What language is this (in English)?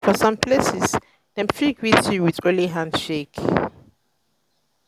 Nigerian Pidgin